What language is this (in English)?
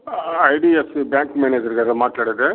Telugu